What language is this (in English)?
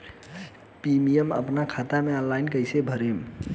Bhojpuri